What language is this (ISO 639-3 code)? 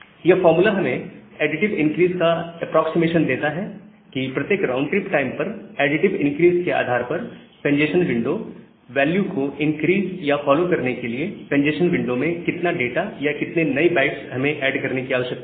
hin